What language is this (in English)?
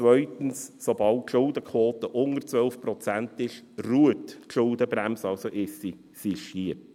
Swiss German